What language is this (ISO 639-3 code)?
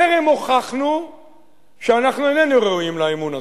heb